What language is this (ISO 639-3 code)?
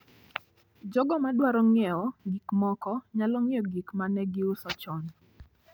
luo